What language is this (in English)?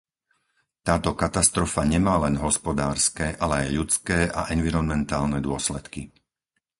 Slovak